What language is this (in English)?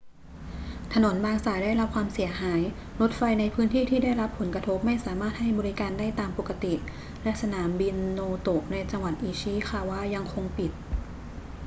Thai